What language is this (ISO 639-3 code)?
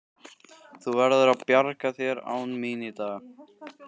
isl